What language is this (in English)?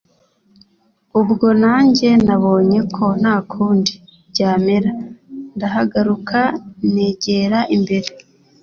Kinyarwanda